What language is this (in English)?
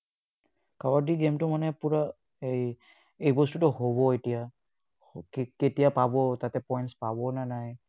Assamese